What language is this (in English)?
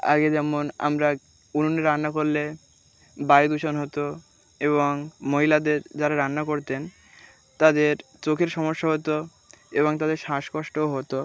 Bangla